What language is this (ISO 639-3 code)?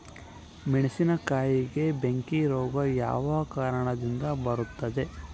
kan